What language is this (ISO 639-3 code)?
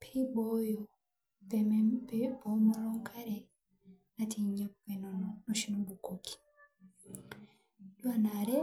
mas